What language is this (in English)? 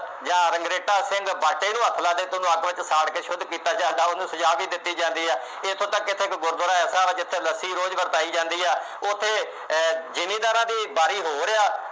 Punjabi